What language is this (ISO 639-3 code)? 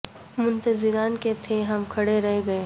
urd